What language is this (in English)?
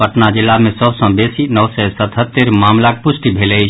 Maithili